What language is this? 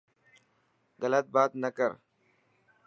Dhatki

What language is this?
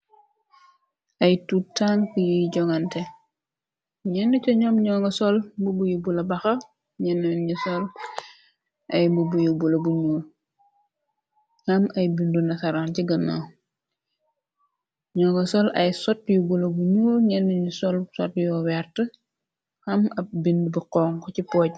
Wolof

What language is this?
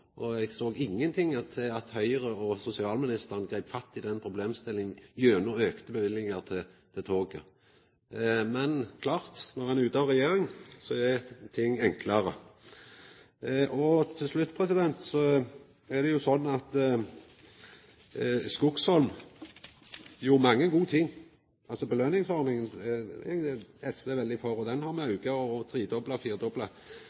Norwegian Nynorsk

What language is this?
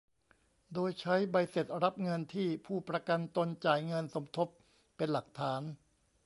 Thai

